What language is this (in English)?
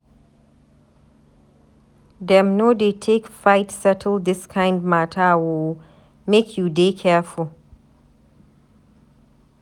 Nigerian Pidgin